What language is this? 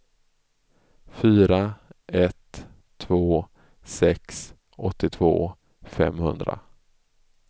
Swedish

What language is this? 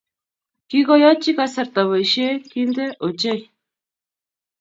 Kalenjin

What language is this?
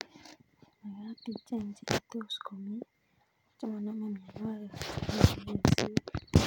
Kalenjin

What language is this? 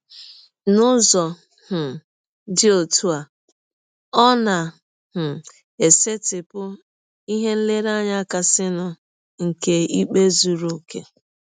Igbo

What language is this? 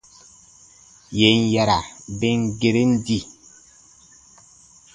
Baatonum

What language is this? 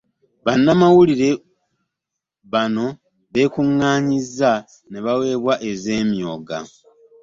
Ganda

